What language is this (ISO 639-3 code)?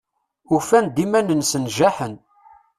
kab